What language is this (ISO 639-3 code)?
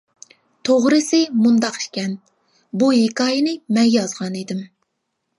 uig